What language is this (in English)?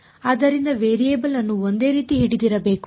Kannada